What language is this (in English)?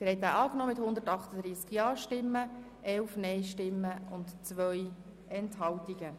Swiss German